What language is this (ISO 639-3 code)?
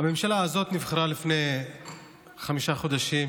heb